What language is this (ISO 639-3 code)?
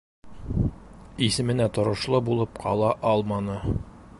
bak